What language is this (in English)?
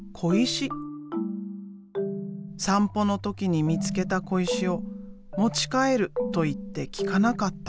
Japanese